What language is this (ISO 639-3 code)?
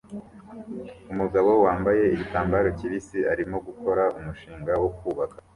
kin